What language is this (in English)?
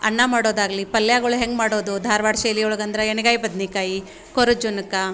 Kannada